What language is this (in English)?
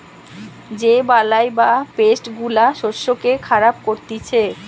Bangla